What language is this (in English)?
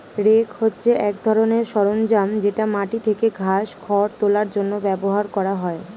Bangla